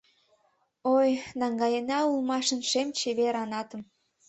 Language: Mari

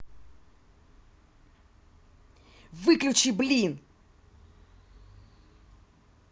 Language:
Russian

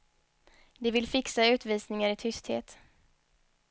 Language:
Swedish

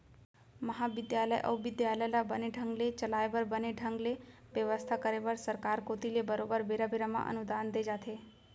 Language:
Chhattisgarhi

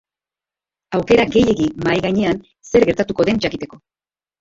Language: Basque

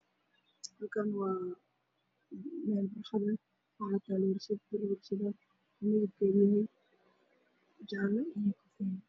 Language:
Somali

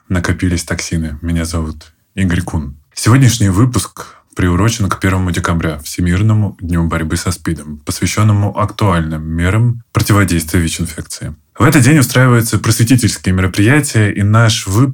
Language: Russian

